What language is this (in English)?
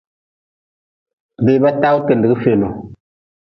Nawdm